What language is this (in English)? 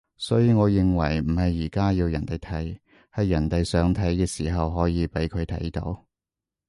Cantonese